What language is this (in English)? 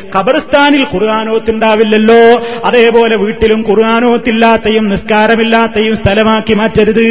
Malayalam